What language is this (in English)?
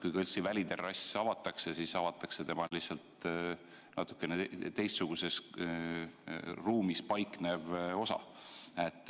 Estonian